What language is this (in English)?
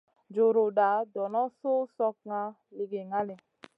Masana